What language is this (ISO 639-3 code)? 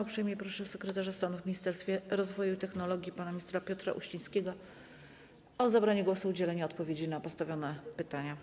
pol